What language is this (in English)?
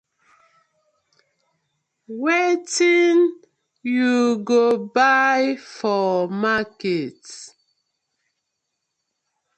Nigerian Pidgin